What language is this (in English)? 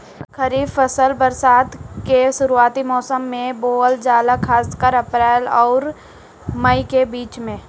Bhojpuri